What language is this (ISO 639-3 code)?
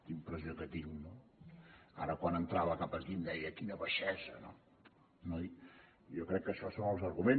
cat